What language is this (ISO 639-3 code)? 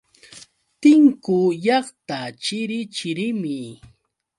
qux